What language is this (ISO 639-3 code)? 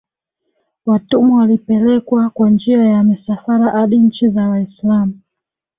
swa